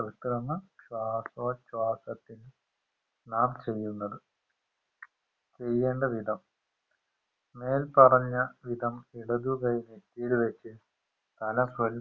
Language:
Malayalam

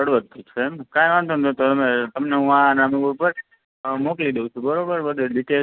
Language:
Gujarati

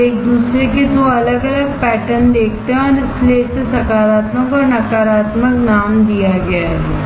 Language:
Hindi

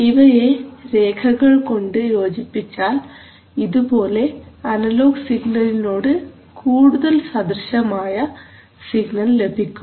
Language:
Malayalam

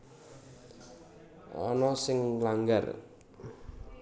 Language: Javanese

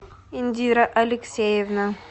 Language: Russian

